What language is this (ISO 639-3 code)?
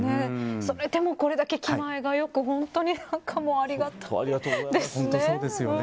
jpn